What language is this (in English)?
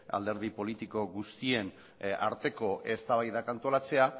Basque